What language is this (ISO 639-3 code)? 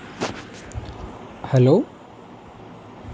asm